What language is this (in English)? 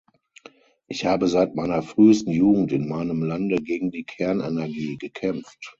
German